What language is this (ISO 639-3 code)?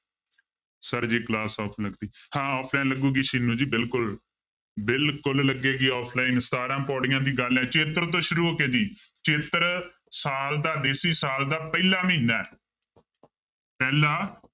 pan